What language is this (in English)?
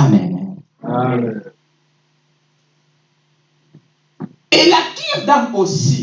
French